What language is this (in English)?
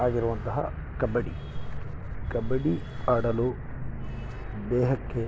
Kannada